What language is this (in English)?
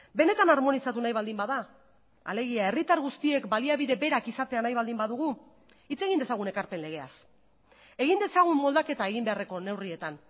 Basque